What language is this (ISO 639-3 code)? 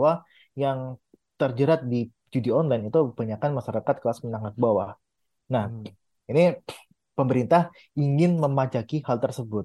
ind